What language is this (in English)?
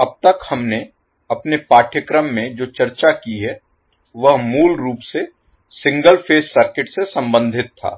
Hindi